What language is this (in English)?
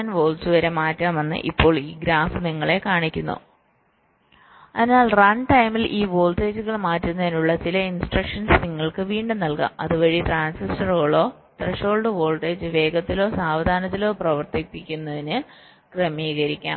Malayalam